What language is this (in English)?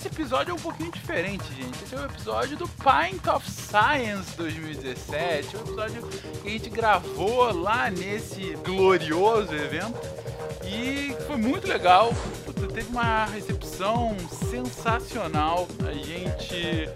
Portuguese